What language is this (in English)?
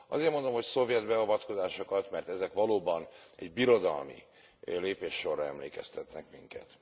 Hungarian